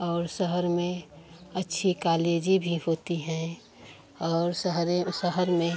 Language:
Hindi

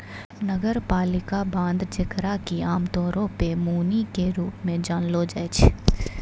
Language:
Maithili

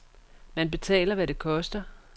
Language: Danish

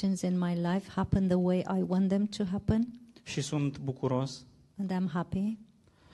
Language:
Romanian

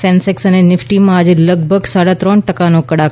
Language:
Gujarati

